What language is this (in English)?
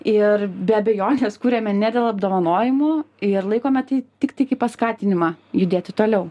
Lithuanian